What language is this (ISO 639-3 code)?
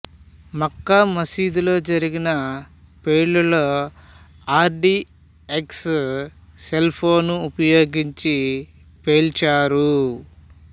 tel